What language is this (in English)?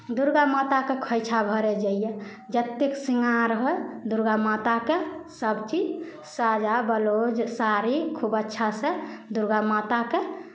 Maithili